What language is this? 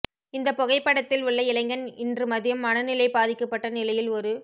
Tamil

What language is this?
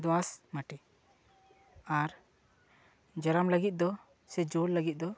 Santali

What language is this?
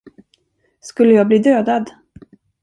Swedish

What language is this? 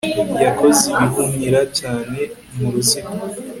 Kinyarwanda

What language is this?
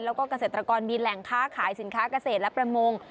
Thai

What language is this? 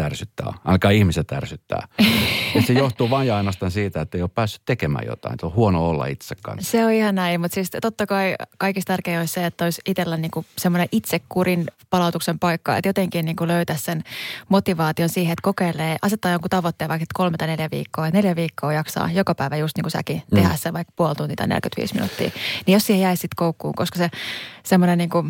Finnish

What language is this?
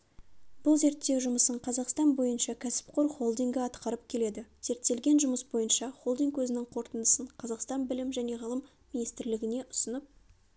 Kazakh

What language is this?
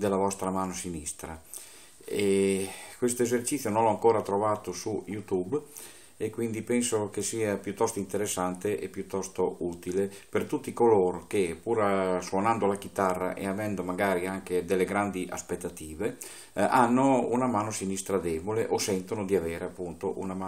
Italian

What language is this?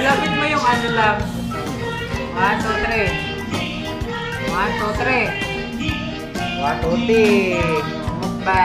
Indonesian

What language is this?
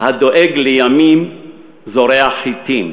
Hebrew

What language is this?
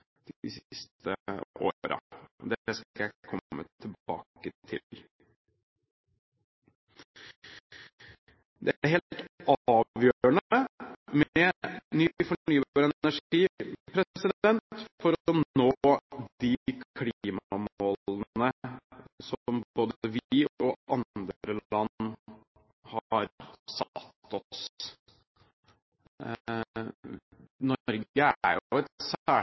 Norwegian Bokmål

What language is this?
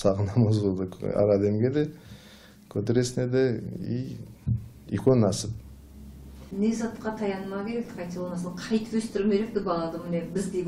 Turkish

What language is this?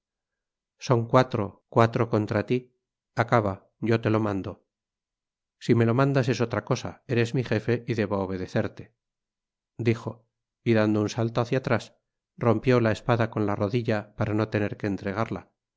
Spanish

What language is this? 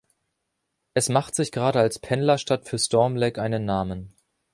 German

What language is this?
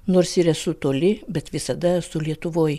Lithuanian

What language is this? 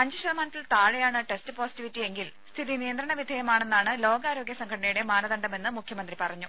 Malayalam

